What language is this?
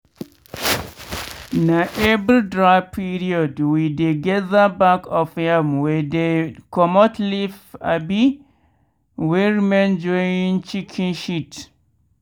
Nigerian Pidgin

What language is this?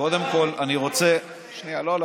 Hebrew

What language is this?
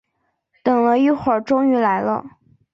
Chinese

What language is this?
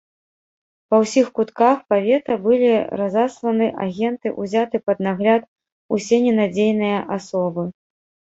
Belarusian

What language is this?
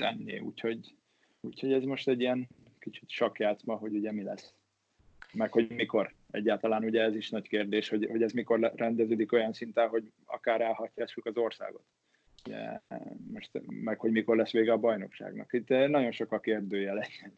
Hungarian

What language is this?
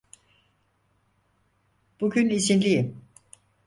Turkish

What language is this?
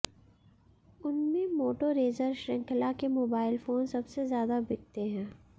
Hindi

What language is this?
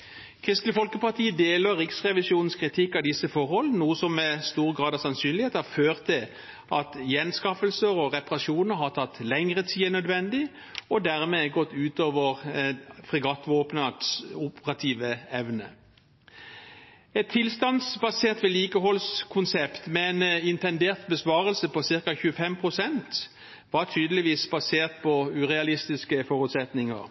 Norwegian Bokmål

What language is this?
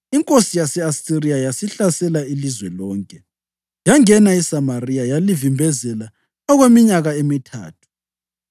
North Ndebele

